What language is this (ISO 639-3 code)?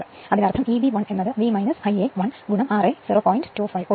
mal